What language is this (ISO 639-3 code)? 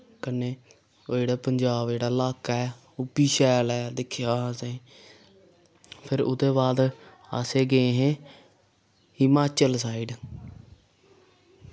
doi